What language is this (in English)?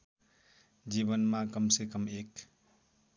Nepali